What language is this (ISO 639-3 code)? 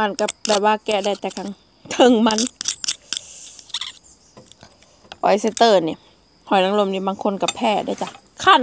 tha